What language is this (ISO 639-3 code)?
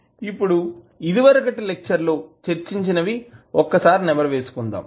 tel